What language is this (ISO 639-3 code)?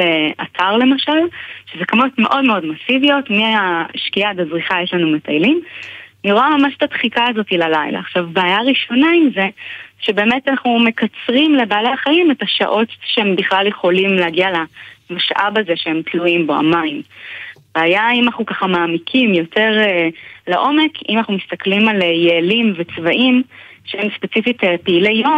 heb